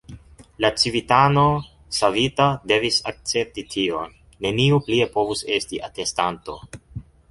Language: Esperanto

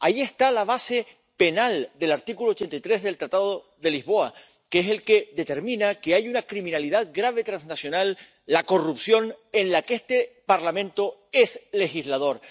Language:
Spanish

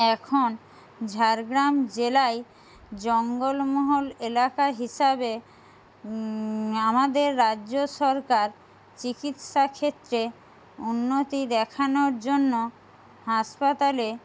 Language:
Bangla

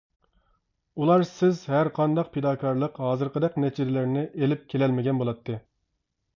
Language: Uyghur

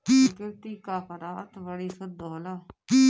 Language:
Bhojpuri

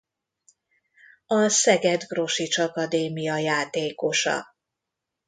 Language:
Hungarian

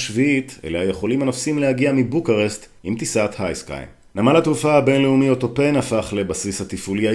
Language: Hebrew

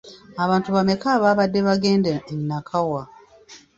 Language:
Ganda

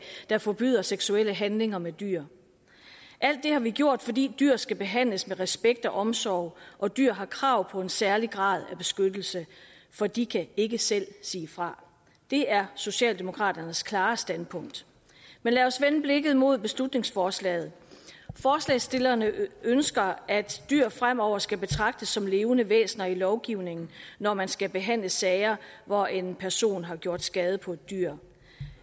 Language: Danish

